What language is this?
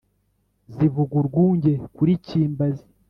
Kinyarwanda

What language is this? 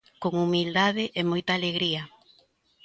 Galician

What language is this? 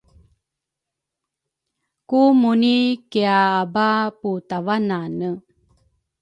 Rukai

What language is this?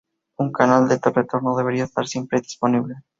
Spanish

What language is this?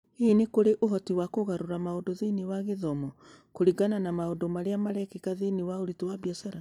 Kikuyu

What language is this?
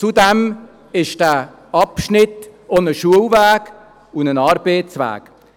Swiss German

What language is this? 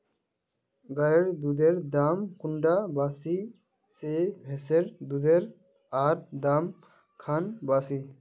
Magahi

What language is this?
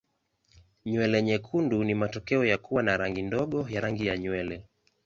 Swahili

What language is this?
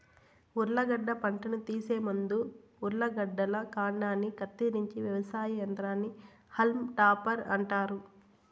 Telugu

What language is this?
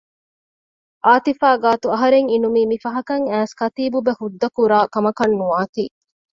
Divehi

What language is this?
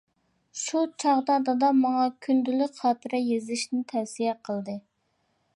Uyghur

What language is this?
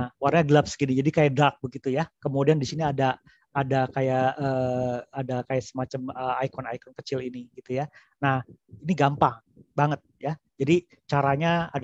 Indonesian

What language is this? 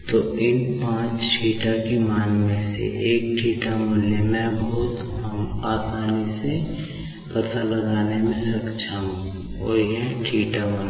Hindi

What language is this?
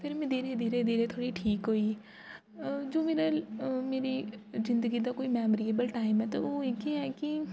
Dogri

